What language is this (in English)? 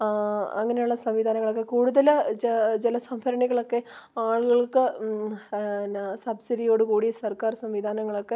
Malayalam